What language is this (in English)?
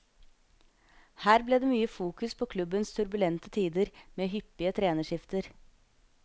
Norwegian